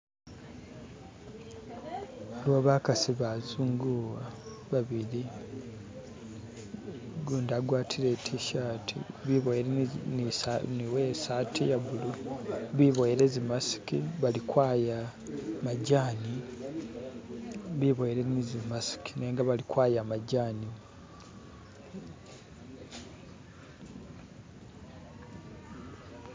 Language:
Masaaba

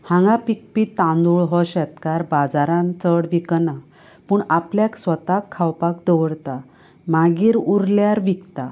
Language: Konkani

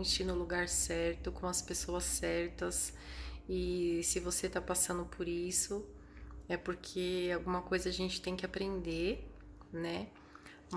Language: Portuguese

